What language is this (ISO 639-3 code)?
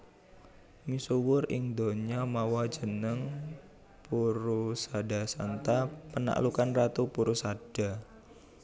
jav